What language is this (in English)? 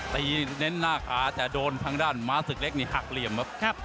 Thai